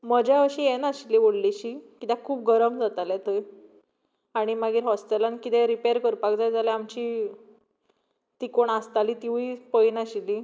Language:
Konkani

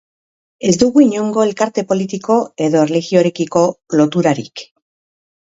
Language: Basque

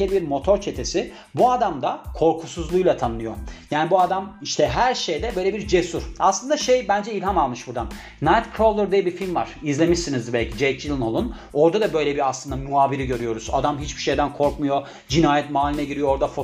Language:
Turkish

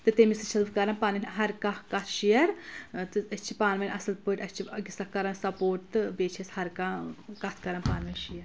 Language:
Kashmiri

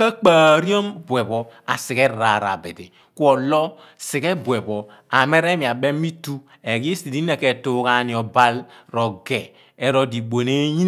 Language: Abua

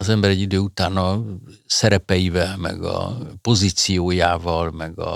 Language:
Hungarian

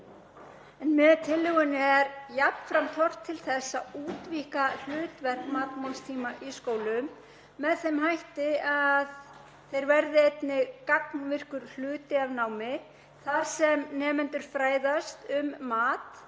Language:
Icelandic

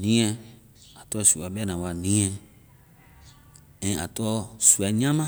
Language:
Vai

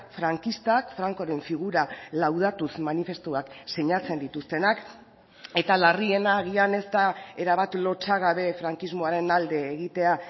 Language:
Basque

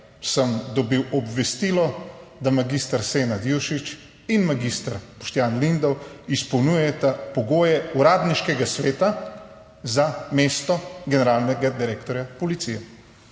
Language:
Slovenian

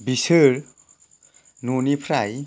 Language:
Bodo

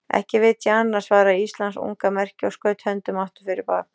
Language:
Icelandic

